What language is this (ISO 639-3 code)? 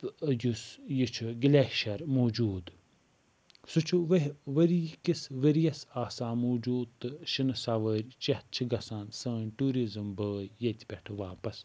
kas